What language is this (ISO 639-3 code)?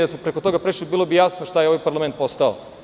srp